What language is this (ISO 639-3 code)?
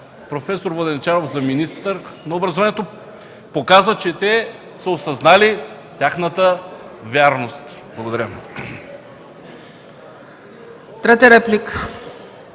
bul